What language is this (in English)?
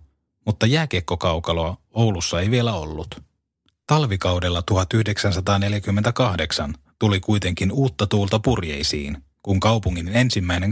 Finnish